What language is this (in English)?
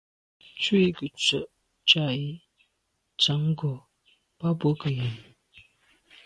Medumba